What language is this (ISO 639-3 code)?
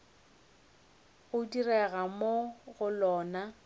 nso